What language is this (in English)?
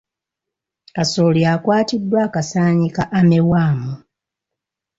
Ganda